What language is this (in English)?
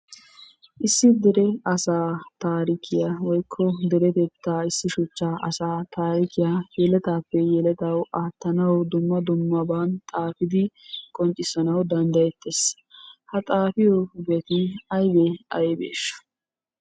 Wolaytta